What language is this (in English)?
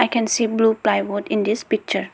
English